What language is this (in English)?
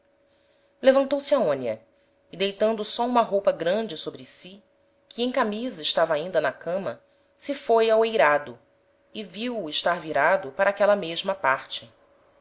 Portuguese